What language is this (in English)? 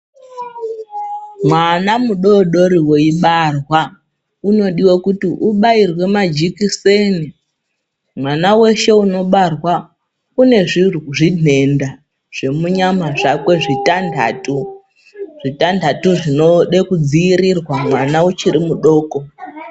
Ndau